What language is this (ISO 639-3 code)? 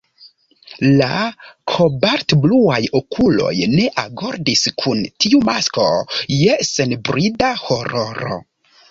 epo